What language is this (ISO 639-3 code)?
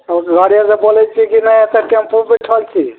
mai